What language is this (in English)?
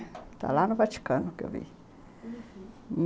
Portuguese